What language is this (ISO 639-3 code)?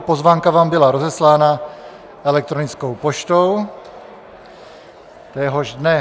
ces